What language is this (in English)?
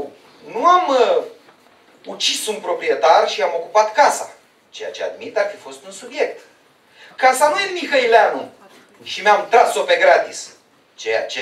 Romanian